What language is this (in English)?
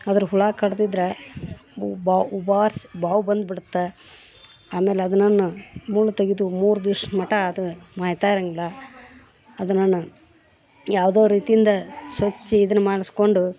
Kannada